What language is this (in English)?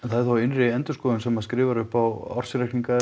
Icelandic